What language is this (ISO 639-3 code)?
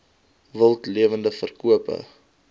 afr